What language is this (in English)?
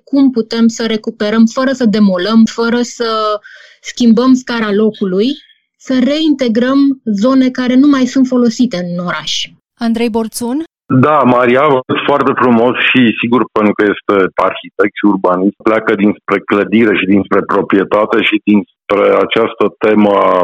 Romanian